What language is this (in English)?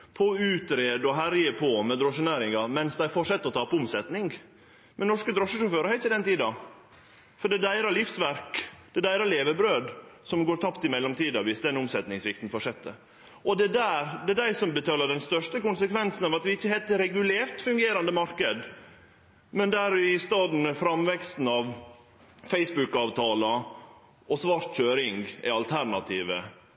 Norwegian Nynorsk